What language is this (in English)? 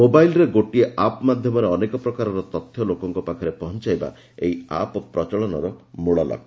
Odia